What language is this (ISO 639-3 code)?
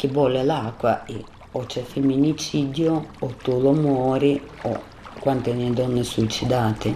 ita